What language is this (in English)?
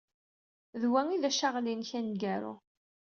Kabyle